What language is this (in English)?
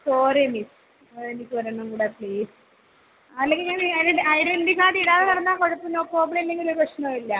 Malayalam